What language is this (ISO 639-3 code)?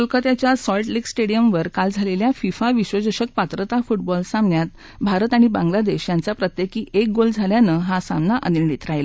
mar